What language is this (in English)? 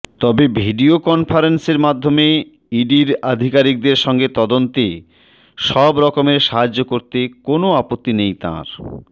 Bangla